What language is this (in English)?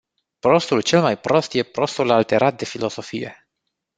Romanian